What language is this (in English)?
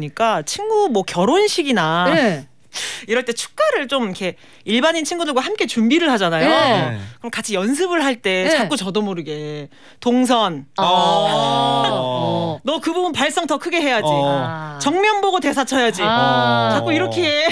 Korean